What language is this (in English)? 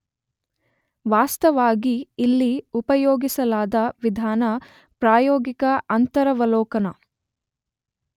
Kannada